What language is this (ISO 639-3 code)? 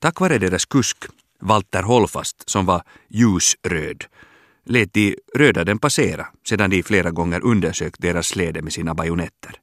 swe